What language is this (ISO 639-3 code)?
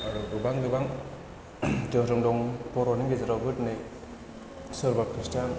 brx